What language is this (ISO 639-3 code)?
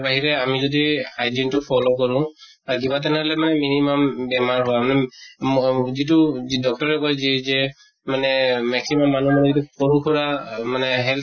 asm